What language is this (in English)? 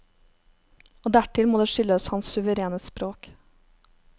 Norwegian